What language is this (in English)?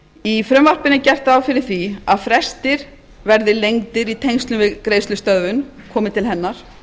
Icelandic